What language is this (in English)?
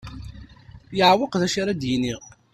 Kabyle